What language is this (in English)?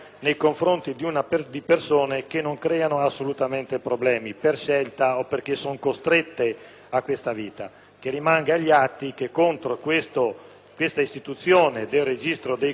Italian